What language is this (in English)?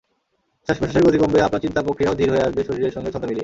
Bangla